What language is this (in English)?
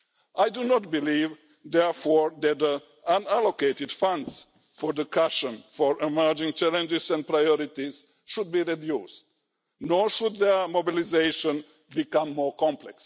English